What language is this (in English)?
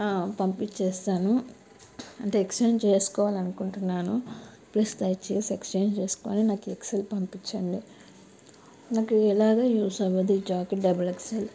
Telugu